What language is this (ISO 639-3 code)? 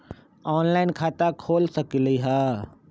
mag